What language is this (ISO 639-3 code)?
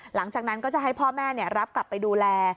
tha